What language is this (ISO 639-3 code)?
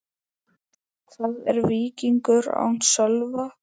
isl